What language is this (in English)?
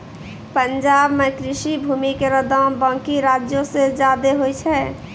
Maithili